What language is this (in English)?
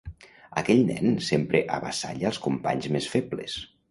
Catalan